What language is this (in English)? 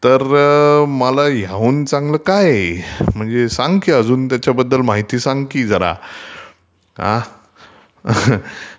Marathi